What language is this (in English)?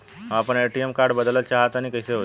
Bhojpuri